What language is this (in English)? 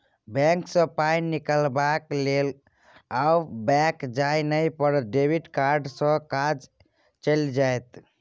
Maithili